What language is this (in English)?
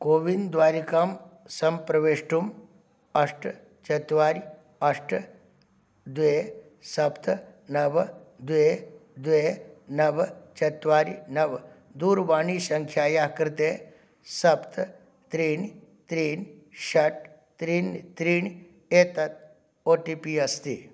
Sanskrit